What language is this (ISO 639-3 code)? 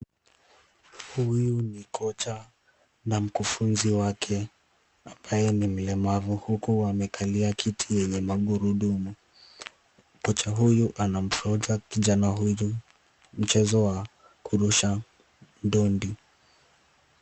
swa